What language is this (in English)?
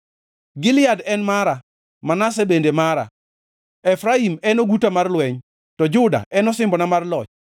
Luo (Kenya and Tanzania)